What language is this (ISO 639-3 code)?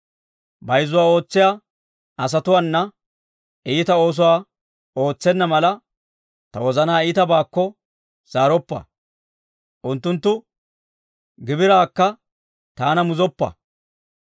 dwr